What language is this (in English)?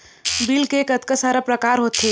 Chhattisgarhi